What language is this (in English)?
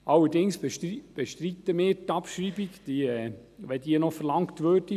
Swiss German